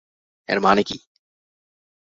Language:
Bangla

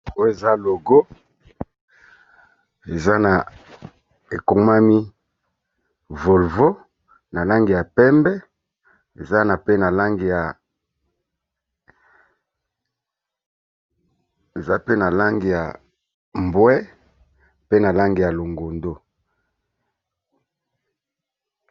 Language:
Lingala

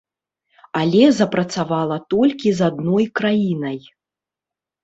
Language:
Belarusian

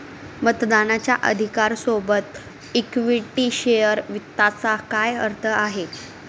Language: Marathi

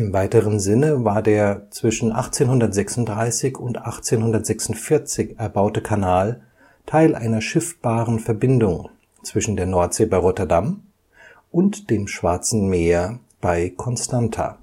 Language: German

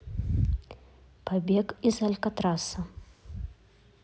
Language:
Russian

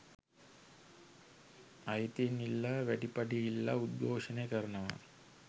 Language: Sinhala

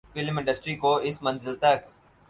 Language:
Urdu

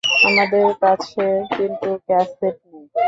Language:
Bangla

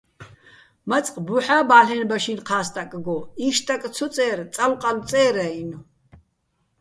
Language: Bats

